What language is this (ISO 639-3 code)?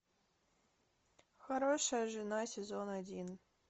rus